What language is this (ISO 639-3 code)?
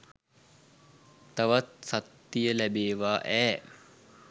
sin